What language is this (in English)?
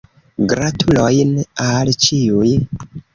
Esperanto